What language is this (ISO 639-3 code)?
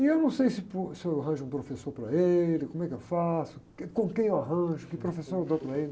por